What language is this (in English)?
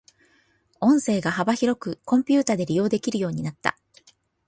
Japanese